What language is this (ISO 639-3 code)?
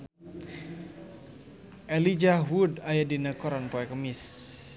sun